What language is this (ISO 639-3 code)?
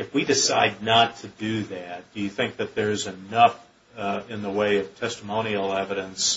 eng